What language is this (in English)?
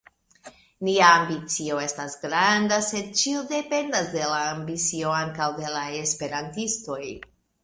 Esperanto